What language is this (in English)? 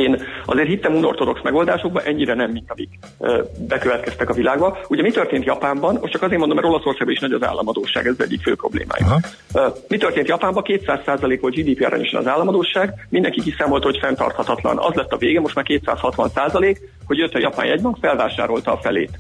Hungarian